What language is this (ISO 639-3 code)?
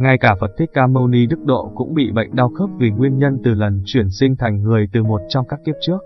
vie